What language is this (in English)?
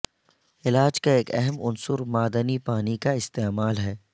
Urdu